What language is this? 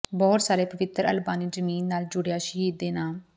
Punjabi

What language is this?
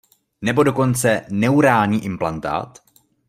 Czech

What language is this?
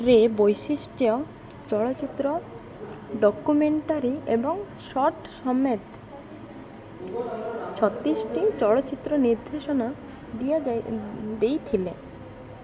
Odia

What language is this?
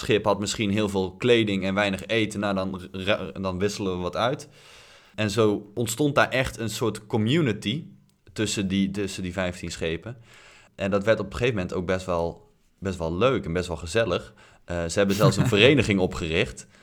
Dutch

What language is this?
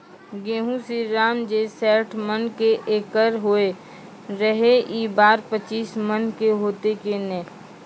Maithili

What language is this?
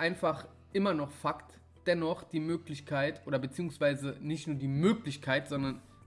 German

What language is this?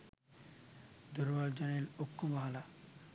Sinhala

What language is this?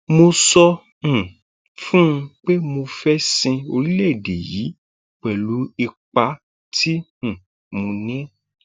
Yoruba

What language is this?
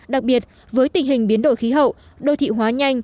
Vietnamese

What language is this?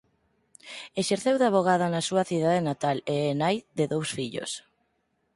Galician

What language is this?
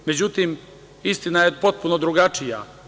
Serbian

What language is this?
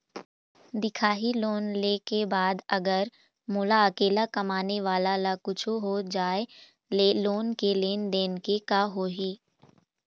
Chhattisgarhi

